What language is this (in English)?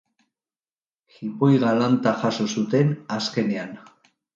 Basque